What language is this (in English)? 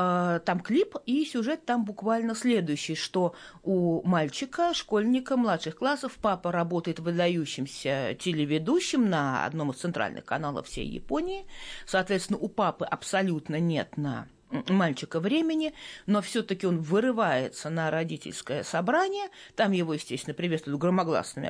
Russian